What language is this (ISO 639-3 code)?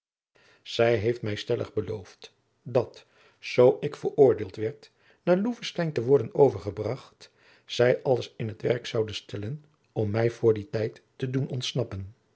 nld